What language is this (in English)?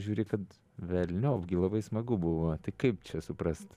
Lithuanian